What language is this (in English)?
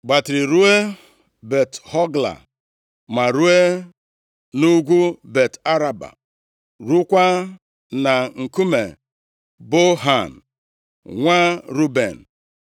Igbo